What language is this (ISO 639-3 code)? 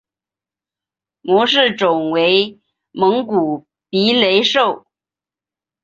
zho